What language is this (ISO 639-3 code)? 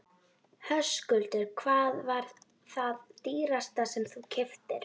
isl